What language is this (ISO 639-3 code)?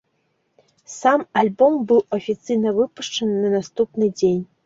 bel